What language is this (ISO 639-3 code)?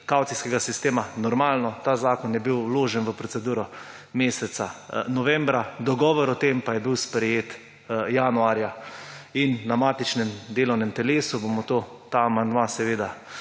slv